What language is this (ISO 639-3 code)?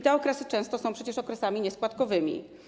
pol